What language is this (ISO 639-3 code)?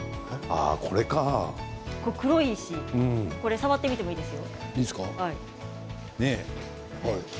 jpn